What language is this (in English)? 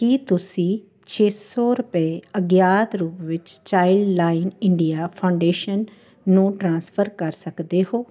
Punjabi